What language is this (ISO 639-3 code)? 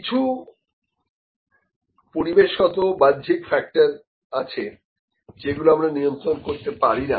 ben